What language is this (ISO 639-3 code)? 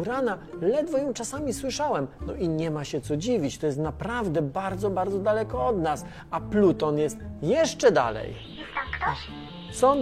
pol